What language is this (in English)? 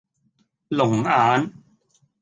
Cantonese